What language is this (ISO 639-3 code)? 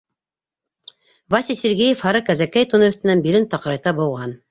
bak